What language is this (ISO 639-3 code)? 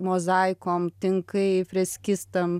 lit